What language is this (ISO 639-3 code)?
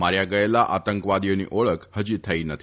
guj